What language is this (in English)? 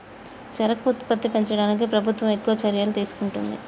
Telugu